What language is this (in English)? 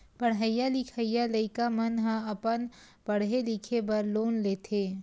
Chhattisgarhi